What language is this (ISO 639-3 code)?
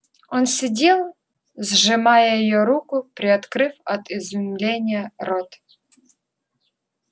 rus